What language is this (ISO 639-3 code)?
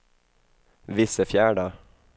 swe